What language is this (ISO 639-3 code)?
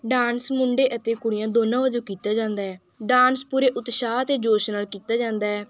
pan